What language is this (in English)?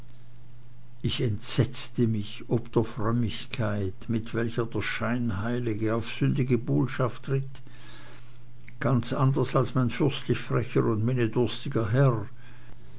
German